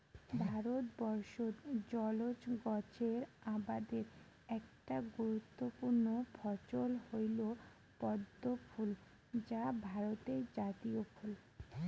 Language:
Bangla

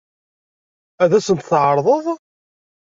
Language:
Kabyle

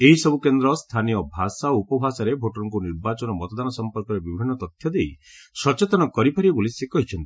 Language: Odia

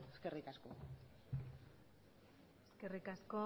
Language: Basque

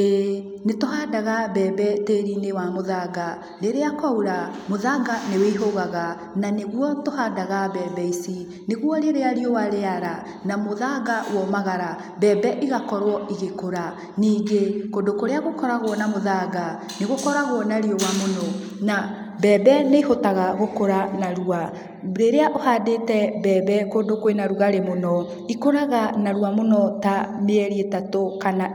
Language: Kikuyu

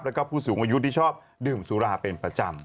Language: Thai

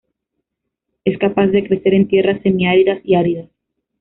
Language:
Spanish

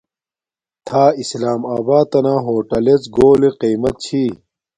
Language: Domaaki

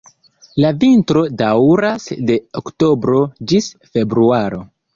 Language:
Esperanto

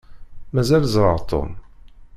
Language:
Kabyle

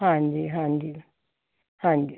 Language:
Punjabi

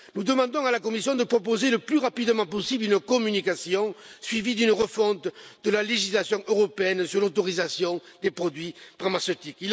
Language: French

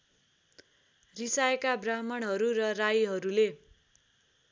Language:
Nepali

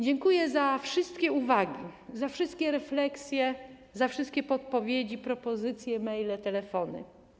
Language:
Polish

